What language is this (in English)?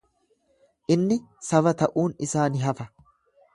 Oromo